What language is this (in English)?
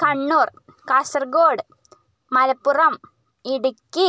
Malayalam